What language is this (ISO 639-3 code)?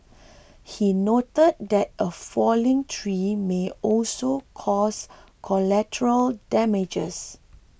eng